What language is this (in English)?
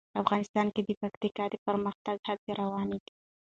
Pashto